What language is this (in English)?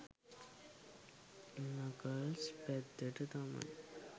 Sinhala